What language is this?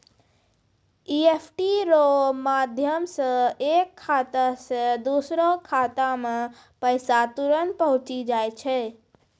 Maithili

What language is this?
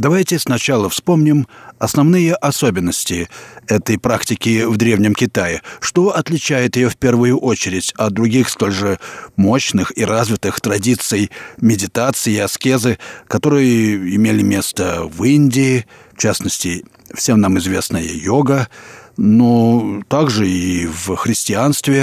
Russian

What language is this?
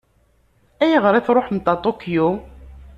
Kabyle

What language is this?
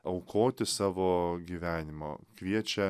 Lithuanian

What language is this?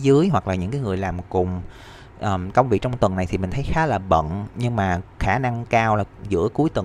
Vietnamese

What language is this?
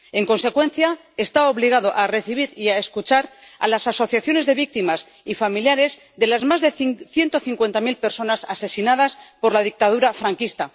Spanish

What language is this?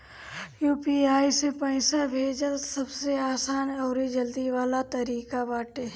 Bhojpuri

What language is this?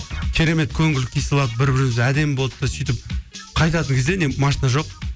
Kazakh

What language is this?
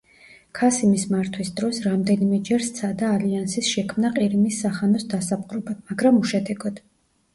Georgian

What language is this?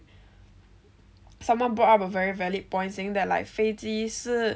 English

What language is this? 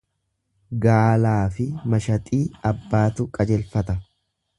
Oromo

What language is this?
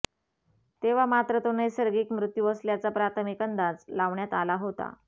Marathi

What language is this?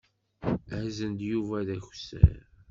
Kabyle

